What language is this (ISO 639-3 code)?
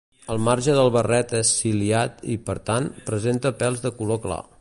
cat